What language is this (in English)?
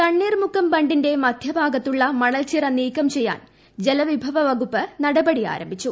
Malayalam